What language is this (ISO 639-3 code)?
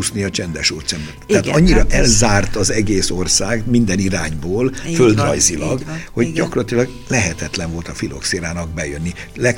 hun